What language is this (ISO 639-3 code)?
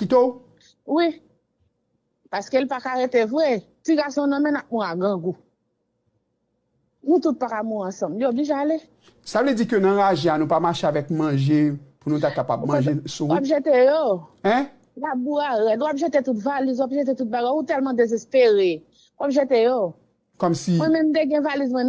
fra